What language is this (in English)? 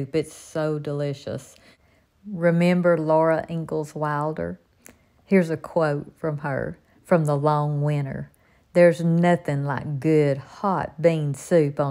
English